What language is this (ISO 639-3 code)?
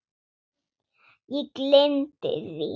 isl